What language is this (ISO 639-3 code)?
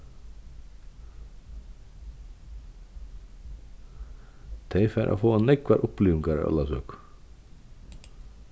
fao